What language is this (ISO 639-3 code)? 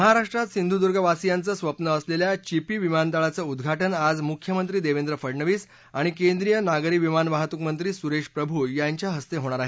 mar